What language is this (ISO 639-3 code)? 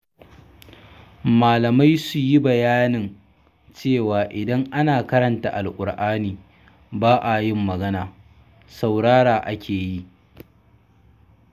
hau